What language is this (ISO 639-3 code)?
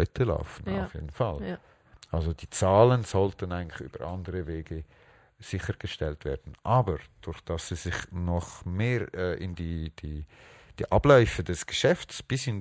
deu